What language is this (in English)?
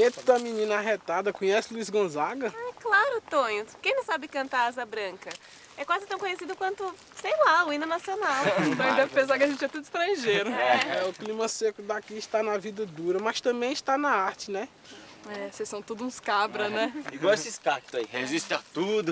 Portuguese